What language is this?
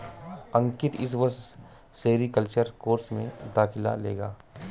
Hindi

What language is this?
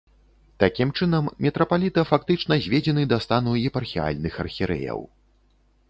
Belarusian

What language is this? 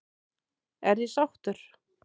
Icelandic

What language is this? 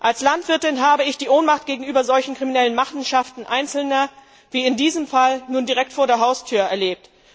German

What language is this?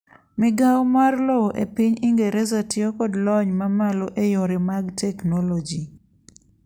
Luo (Kenya and Tanzania)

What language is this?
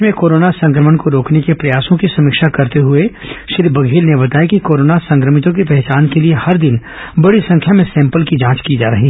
Hindi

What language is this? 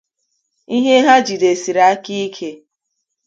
Igbo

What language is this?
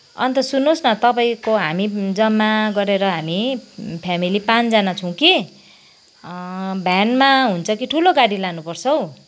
Nepali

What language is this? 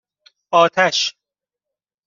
Persian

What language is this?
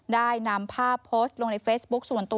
Thai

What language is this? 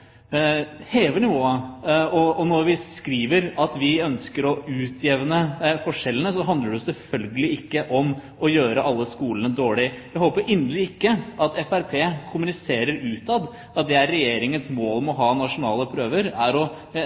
Norwegian Bokmål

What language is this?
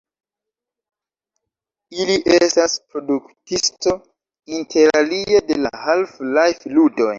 Esperanto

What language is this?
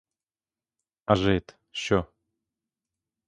Ukrainian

